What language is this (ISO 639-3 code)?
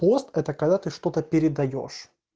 rus